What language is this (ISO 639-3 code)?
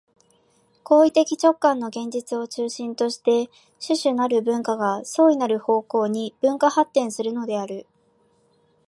jpn